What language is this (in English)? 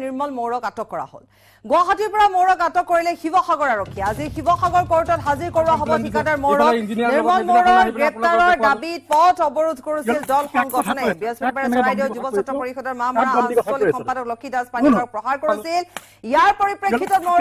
Arabic